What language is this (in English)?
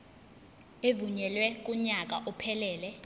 Zulu